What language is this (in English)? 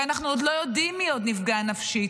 Hebrew